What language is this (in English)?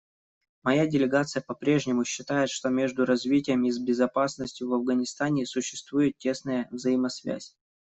Russian